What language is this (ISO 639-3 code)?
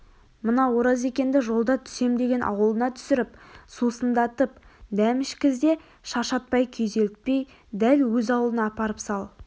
kaz